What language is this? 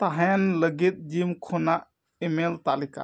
Santali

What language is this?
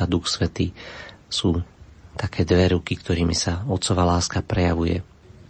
Slovak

